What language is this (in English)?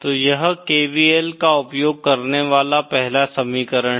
Hindi